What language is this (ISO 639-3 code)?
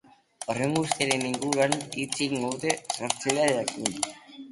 eus